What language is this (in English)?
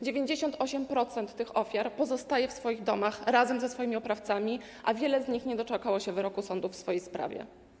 Polish